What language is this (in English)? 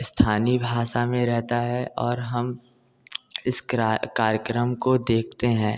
Hindi